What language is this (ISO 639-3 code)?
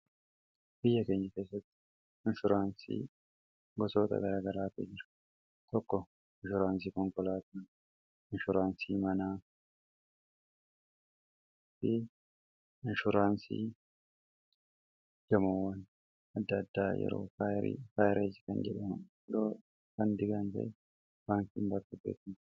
orm